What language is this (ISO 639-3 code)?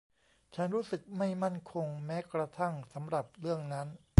tha